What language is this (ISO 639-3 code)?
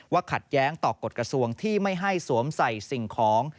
tha